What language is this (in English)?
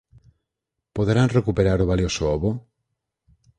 Galician